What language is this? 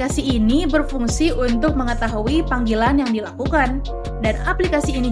Indonesian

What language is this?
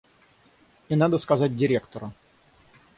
Russian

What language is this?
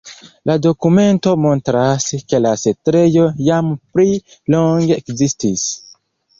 Esperanto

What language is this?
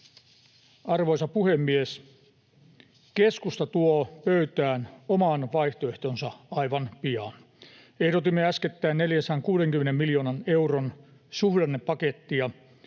Finnish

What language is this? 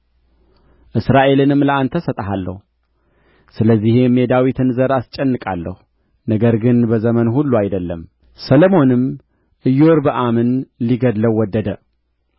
Amharic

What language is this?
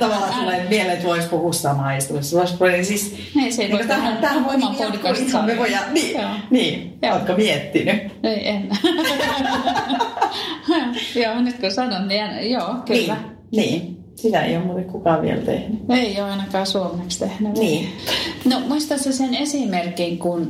Finnish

